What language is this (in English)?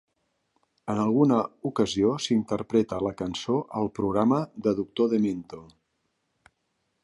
Catalan